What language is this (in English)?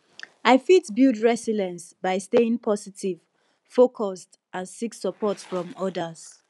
Nigerian Pidgin